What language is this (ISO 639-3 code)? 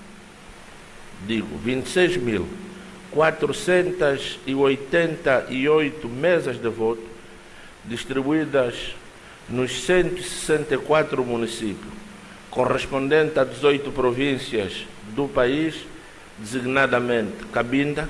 por